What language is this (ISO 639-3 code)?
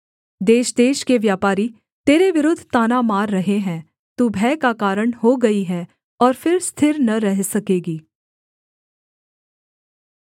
hin